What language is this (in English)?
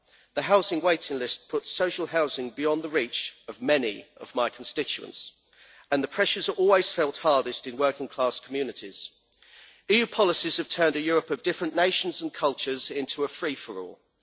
English